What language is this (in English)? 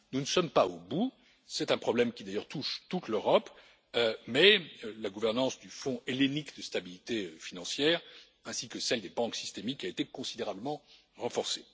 French